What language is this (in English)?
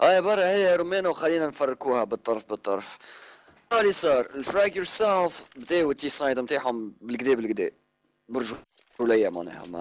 Arabic